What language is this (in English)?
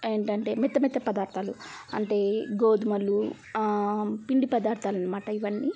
Telugu